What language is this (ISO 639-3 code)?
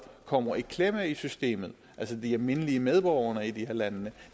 dan